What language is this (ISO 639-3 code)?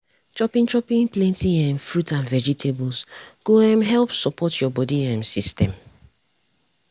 pcm